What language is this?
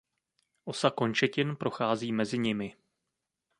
Czech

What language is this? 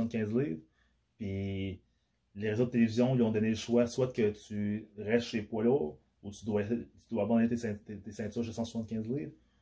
French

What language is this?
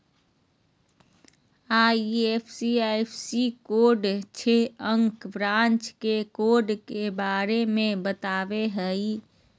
Magahi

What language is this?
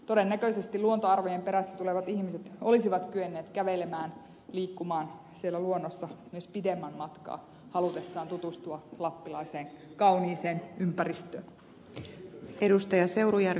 Finnish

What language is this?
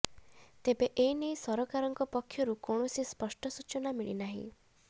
Odia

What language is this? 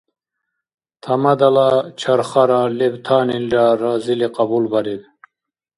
Dargwa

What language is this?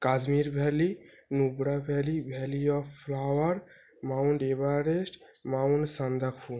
Bangla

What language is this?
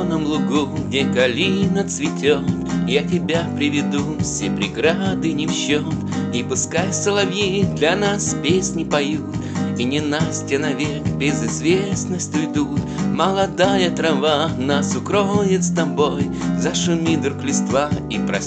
Russian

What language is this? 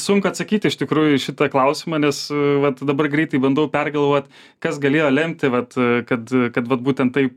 Lithuanian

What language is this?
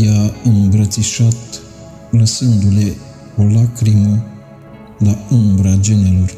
Romanian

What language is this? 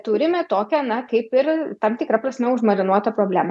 Lithuanian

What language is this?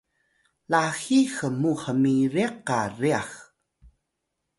Atayal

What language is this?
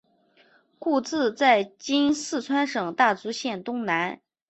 Chinese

